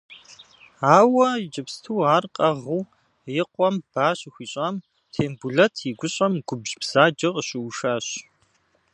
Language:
Kabardian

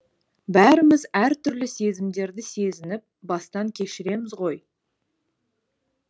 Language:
Kazakh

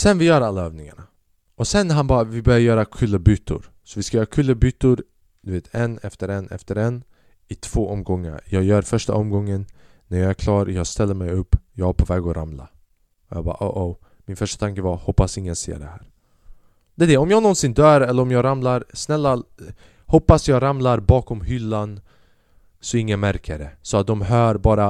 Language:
Swedish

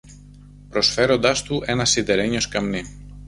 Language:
Greek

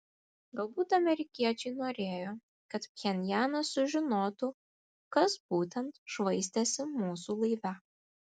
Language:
Lithuanian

